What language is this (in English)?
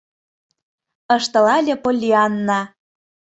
Mari